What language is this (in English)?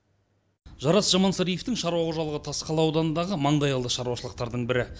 Kazakh